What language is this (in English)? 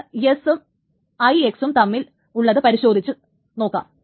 Malayalam